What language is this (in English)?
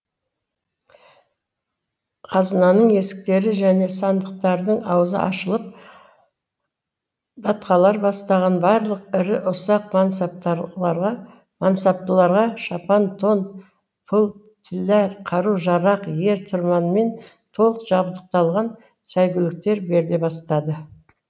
Kazakh